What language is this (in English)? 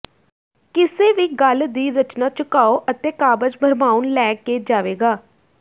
Punjabi